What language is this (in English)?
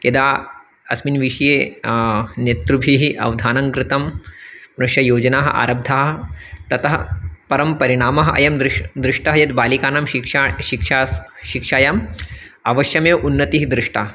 Sanskrit